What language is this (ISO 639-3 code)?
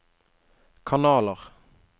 nor